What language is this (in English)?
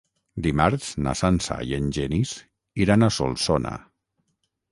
Catalan